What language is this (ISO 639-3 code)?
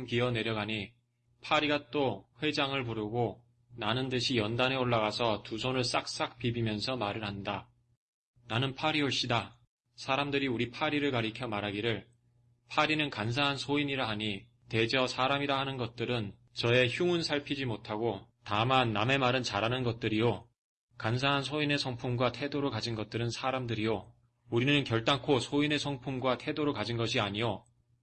kor